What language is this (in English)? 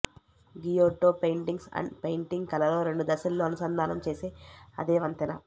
Telugu